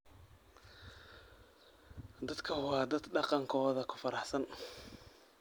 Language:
Somali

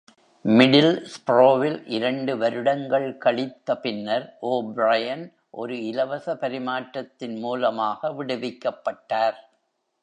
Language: Tamil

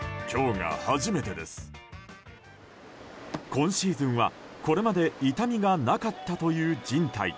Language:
Japanese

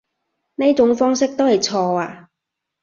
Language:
Cantonese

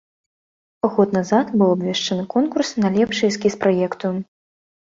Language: Belarusian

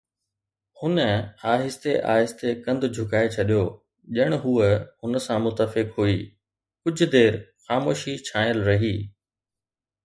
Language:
Sindhi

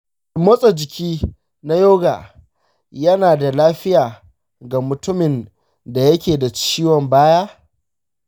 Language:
Hausa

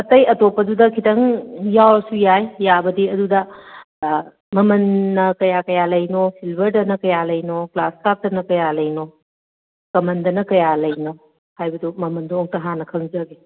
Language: Manipuri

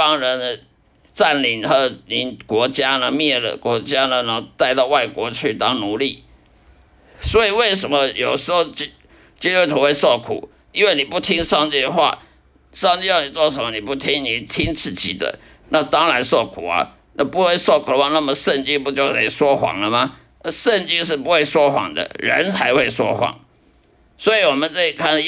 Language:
Chinese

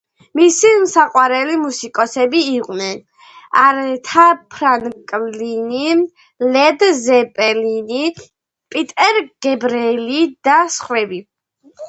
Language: Georgian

